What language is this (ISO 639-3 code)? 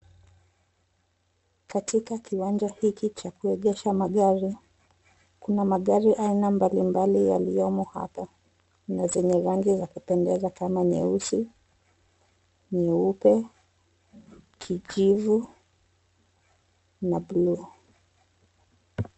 swa